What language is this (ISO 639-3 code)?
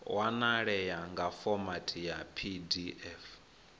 ven